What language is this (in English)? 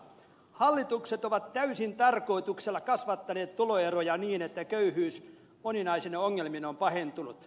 Finnish